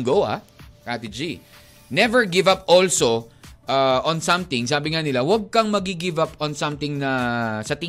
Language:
Filipino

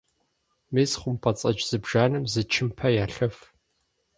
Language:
Kabardian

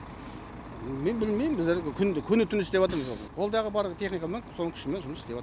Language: Kazakh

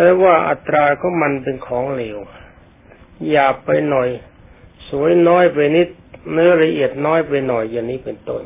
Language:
Thai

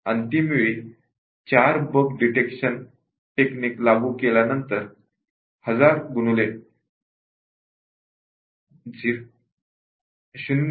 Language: Marathi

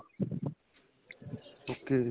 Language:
Punjabi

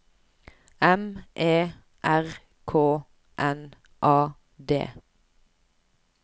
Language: Norwegian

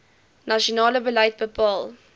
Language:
Afrikaans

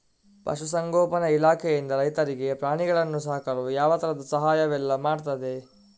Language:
Kannada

